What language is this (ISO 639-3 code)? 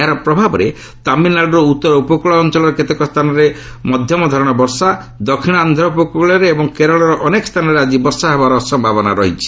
ori